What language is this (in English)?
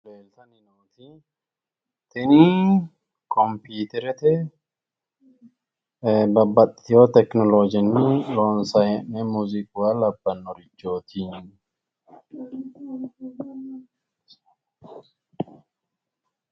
Sidamo